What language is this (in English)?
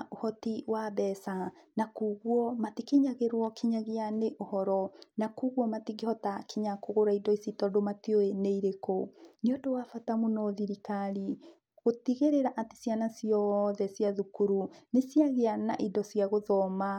Kikuyu